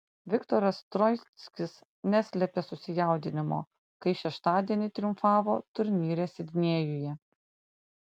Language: Lithuanian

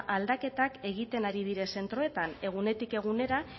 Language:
Basque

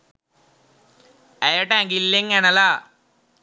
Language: Sinhala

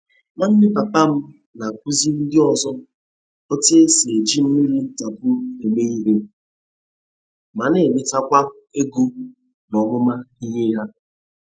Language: Igbo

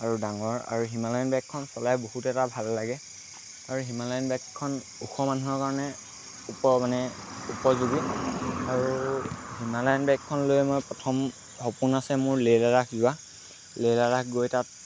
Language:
Assamese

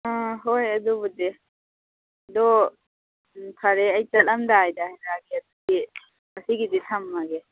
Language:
Manipuri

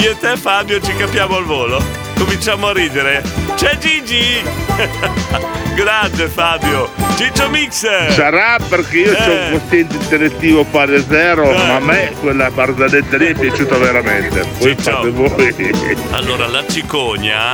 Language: Italian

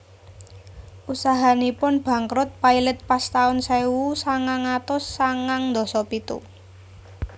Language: Javanese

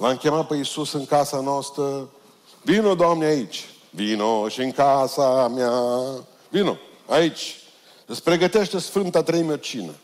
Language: Romanian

